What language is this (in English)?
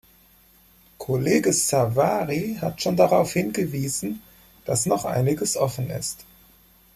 German